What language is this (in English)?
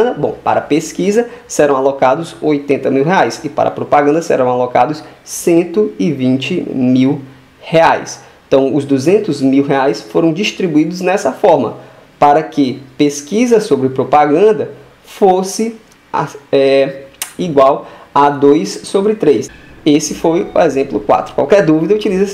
Portuguese